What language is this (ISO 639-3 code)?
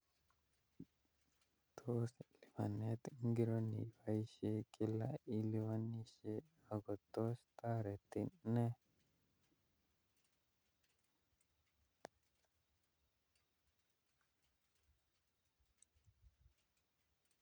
kln